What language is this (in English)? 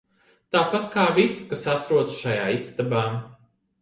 Latvian